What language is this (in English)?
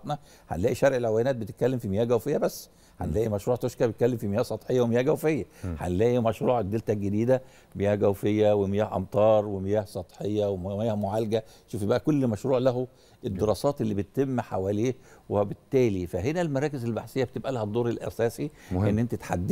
Arabic